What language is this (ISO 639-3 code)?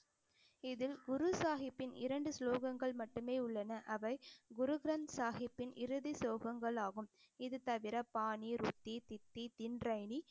tam